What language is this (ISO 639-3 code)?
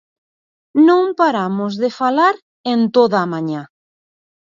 glg